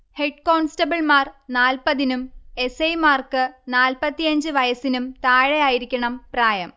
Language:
Malayalam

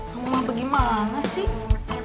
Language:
Indonesian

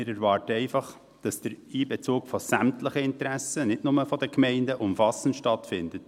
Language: Swiss German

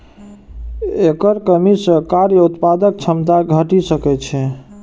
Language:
Maithili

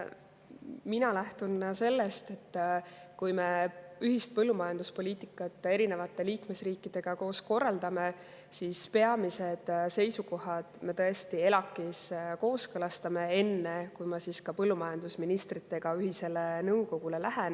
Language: Estonian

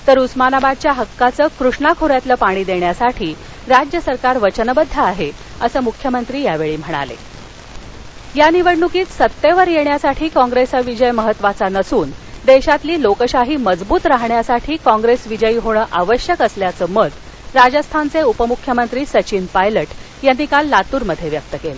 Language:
Marathi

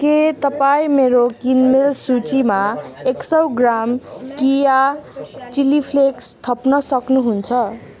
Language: Nepali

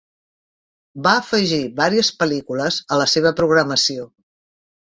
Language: Catalan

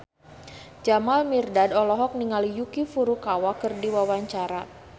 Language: Sundanese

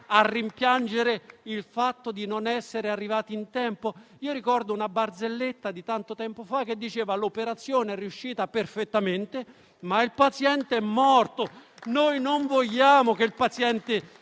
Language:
Italian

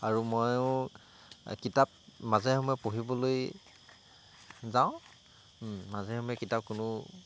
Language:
Assamese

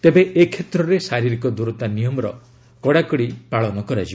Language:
Odia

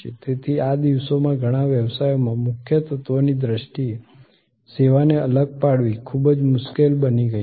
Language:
Gujarati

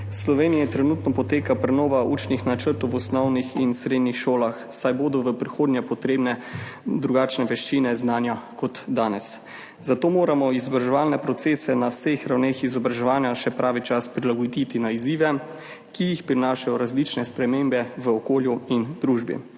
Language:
Slovenian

